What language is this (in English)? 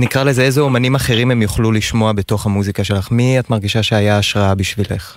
Hebrew